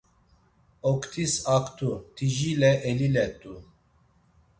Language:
Laz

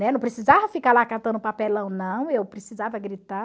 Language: Portuguese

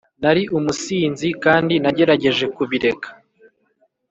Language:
Kinyarwanda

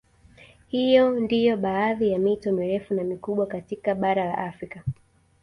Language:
Swahili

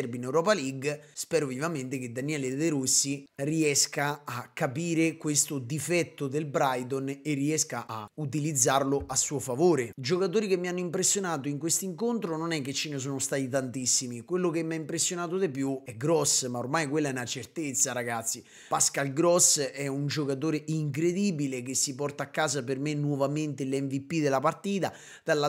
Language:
Italian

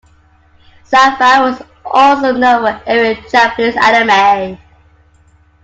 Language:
English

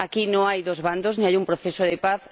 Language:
Spanish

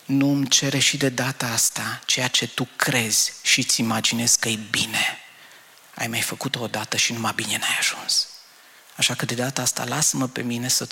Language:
Romanian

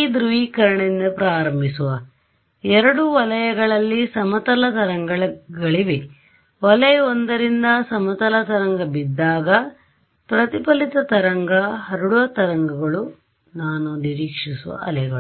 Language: Kannada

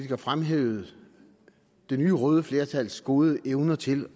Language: Danish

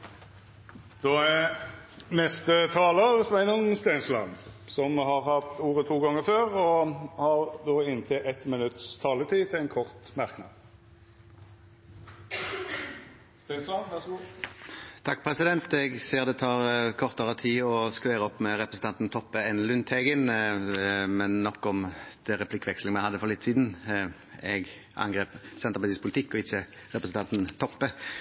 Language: Norwegian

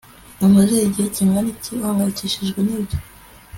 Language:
Kinyarwanda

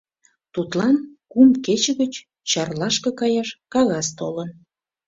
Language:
Mari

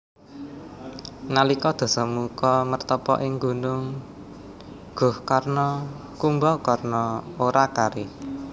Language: Javanese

